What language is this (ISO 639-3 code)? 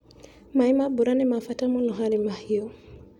kik